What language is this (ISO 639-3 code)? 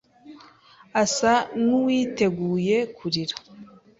kin